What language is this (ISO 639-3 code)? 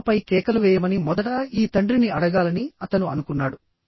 tel